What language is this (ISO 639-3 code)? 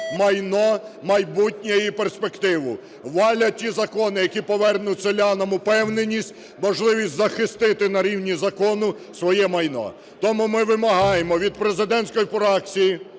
ukr